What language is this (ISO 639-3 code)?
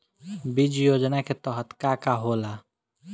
bho